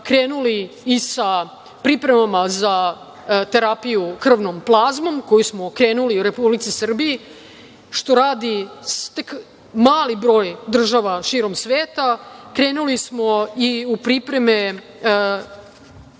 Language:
Serbian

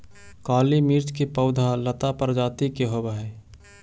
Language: Magahi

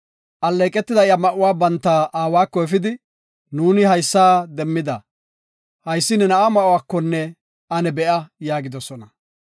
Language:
Gofa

